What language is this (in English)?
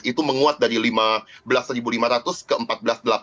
Indonesian